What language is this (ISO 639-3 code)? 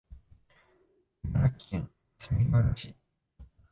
jpn